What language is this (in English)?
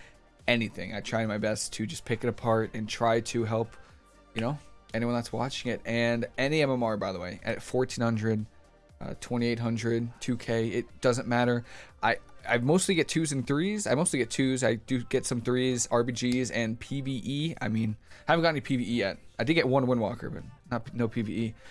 English